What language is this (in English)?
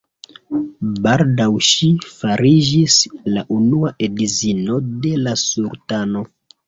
Esperanto